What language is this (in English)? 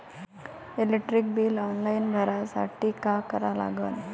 Marathi